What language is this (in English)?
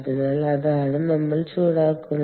Malayalam